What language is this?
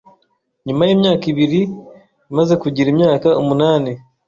Kinyarwanda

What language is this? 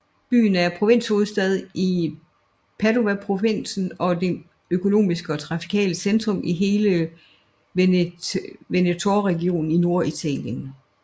Danish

